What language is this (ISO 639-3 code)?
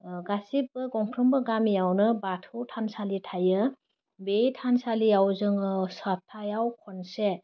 brx